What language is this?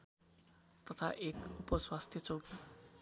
Nepali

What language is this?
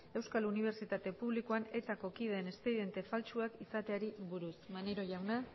Basque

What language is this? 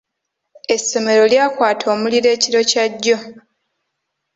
Ganda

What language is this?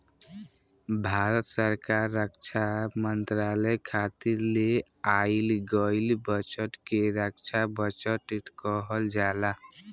Bhojpuri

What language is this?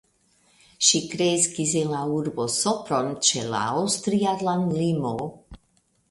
Esperanto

